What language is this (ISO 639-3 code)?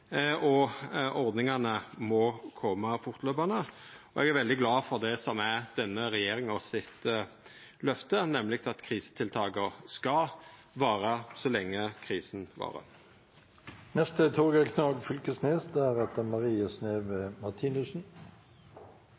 nno